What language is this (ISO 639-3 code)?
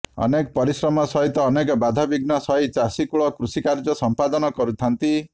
ori